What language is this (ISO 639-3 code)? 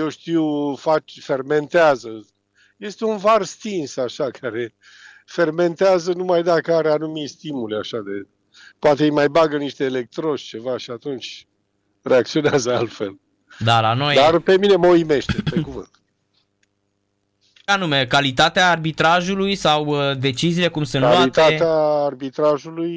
ron